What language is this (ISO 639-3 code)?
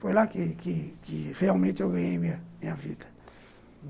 por